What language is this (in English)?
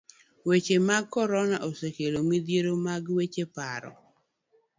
Luo (Kenya and Tanzania)